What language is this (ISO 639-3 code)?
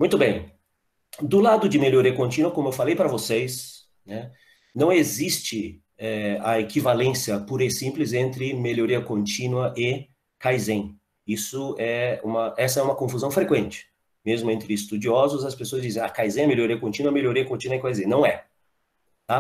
por